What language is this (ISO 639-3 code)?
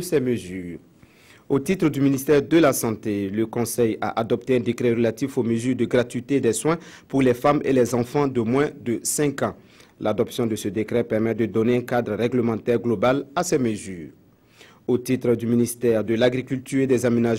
fra